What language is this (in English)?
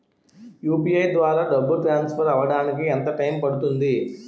Telugu